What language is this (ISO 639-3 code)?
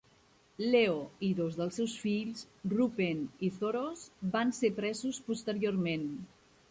cat